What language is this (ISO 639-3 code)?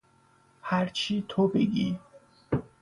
fas